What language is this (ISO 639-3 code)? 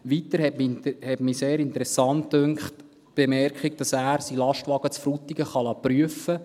gsw